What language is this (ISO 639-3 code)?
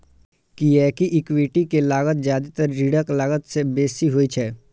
mai